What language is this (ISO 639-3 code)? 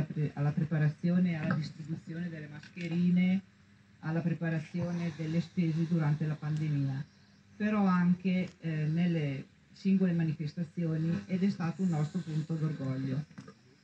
ita